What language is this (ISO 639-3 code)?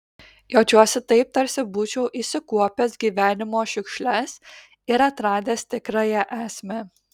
lit